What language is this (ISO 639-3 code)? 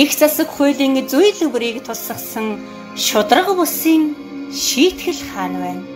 tur